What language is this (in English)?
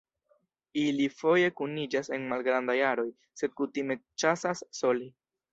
Esperanto